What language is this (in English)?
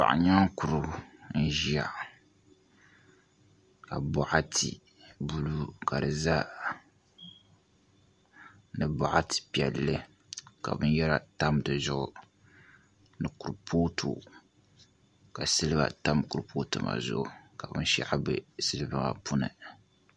Dagbani